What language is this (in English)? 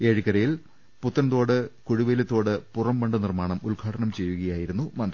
Malayalam